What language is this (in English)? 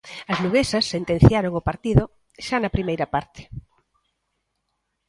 Galician